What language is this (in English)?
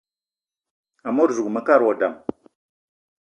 Eton (Cameroon)